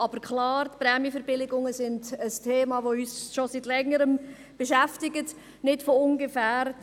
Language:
Swiss German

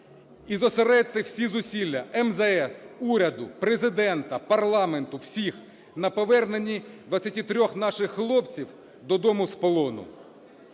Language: Ukrainian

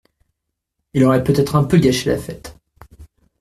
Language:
French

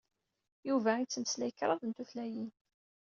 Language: Kabyle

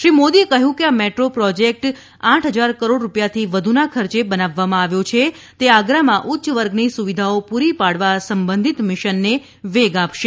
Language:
Gujarati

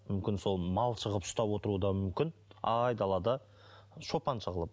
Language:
Kazakh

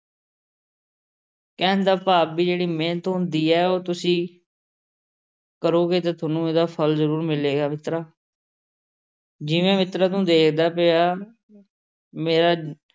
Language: Punjabi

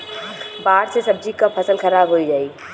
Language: Bhojpuri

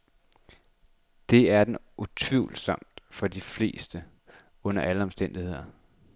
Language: Danish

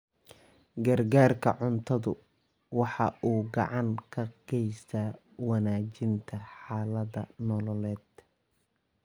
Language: Somali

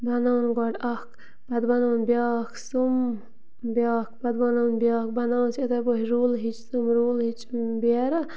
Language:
Kashmiri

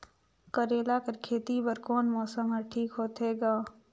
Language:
Chhattisgarhi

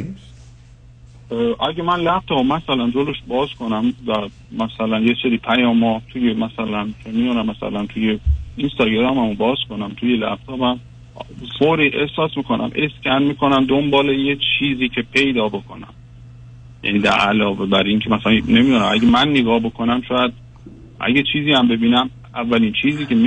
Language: Persian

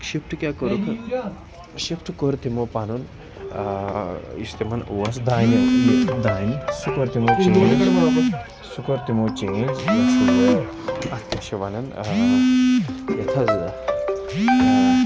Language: Kashmiri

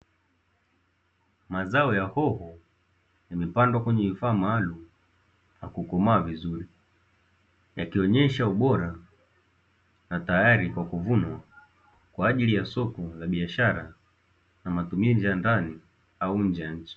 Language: Swahili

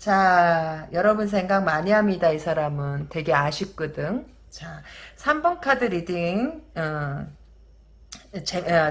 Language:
Korean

